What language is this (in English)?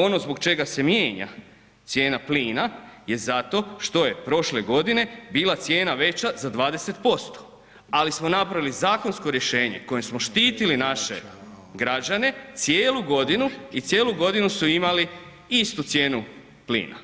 Croatian